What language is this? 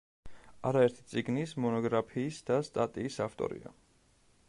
Georgian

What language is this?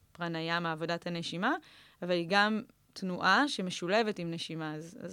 Hebrew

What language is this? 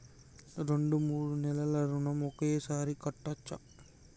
Telugu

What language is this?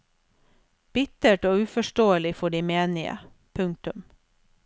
Norwegian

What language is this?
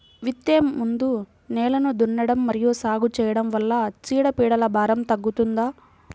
Telugu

